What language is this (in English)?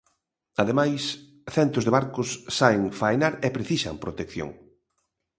Galician